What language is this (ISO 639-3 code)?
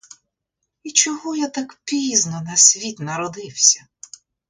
ukr